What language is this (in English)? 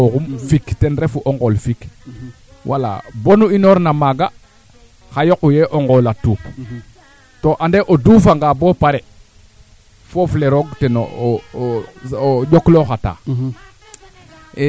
Serer